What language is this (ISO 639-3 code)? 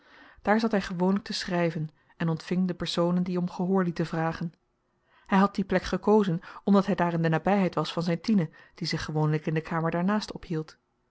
nld